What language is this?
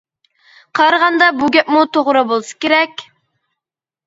Uyghur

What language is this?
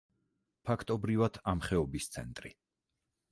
Georgian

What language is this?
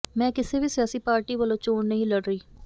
Punjabi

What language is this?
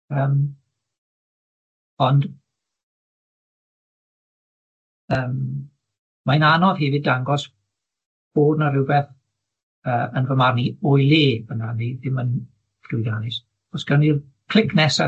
Welsh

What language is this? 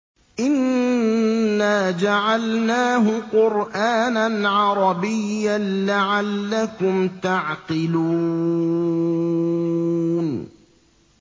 Arabic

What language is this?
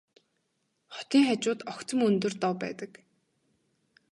Mongolian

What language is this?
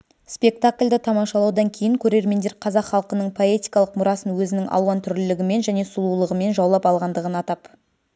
Kazakh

